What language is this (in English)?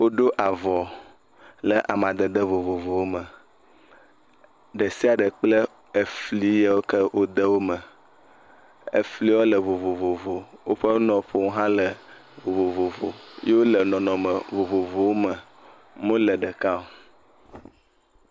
Ewe